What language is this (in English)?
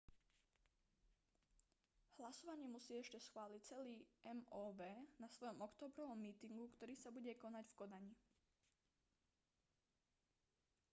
Slovak